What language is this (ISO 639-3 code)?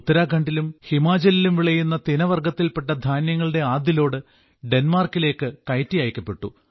mal